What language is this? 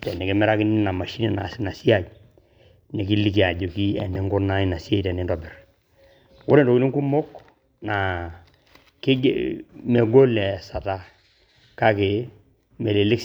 Masai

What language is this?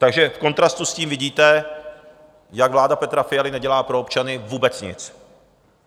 Czech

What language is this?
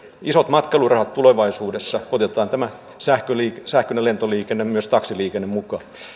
Finnish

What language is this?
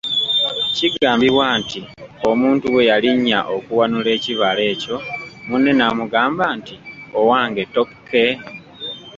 Ganda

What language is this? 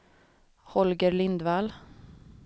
Swedish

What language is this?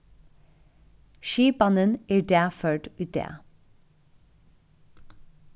Faroese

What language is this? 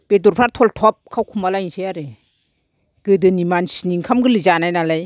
Bodo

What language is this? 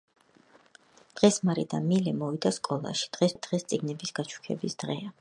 Georgian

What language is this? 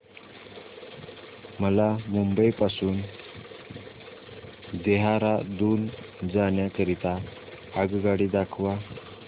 Marathi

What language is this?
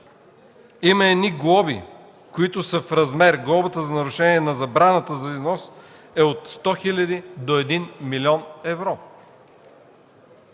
Bulgarian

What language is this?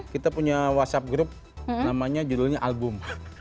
Indonesian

